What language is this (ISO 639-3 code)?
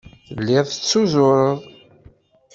kab